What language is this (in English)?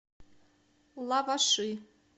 Russian